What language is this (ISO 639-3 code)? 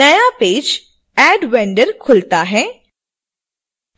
hin